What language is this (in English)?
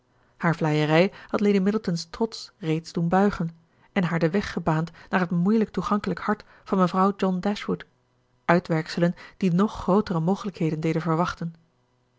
Dutch